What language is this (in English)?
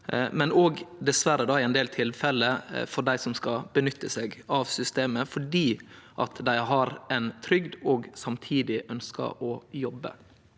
Norwegian